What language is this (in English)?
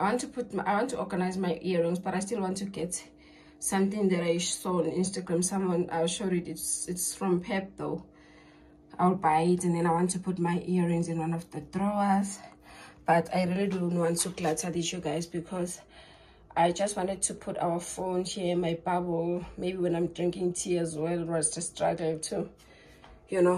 English